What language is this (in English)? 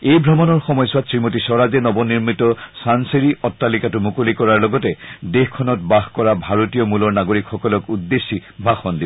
Assamese